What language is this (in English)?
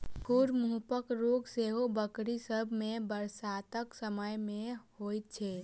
Maithili